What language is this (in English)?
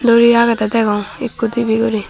Chakma